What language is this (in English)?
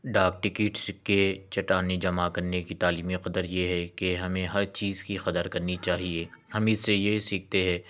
Urdu